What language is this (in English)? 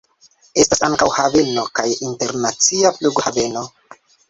Esperanto